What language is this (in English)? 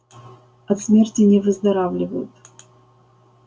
Russian